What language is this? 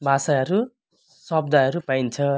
Nepali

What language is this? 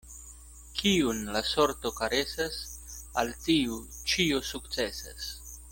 Esperanto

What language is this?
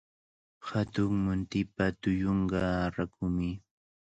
Cajatambo North Lima Quechua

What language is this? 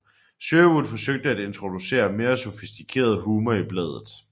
Danish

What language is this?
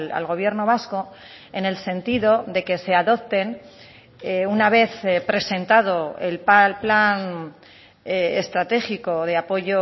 Spanish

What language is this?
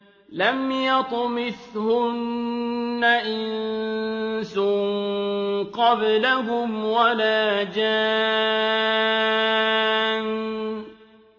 Arabic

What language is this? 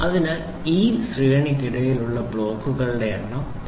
Malayalam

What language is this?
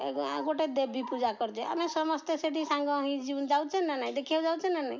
Odia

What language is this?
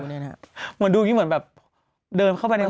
Thai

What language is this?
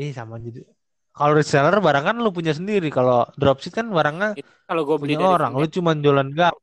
Indonesian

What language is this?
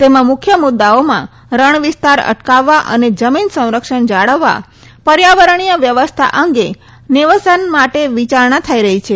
Gujarati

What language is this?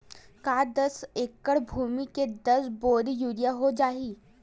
Chhattisgarhi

